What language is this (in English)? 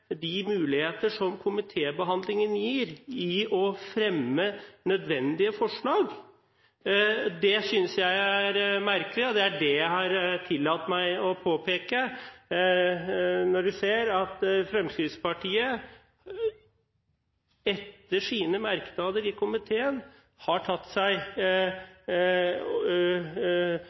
Norwegian Bokmål